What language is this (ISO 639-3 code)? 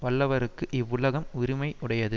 tam